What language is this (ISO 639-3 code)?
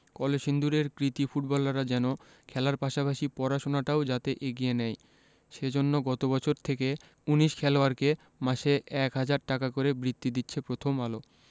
ben